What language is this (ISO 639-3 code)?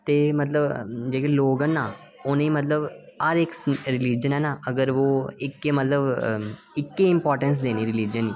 doi